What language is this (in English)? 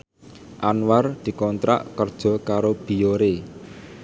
Javanese